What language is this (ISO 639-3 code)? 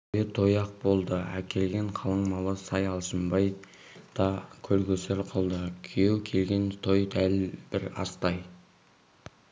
kaz